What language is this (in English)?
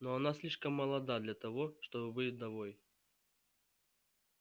Russian